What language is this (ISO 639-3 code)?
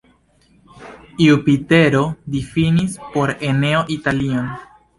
epo